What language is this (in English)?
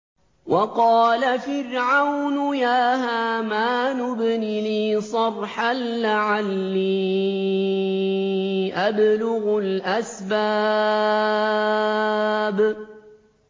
Arabic